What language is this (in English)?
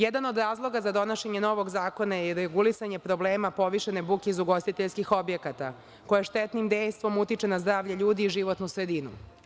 Serbian